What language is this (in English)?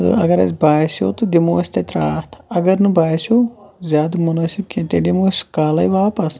Kashmiri